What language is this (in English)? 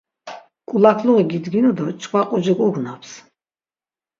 Laz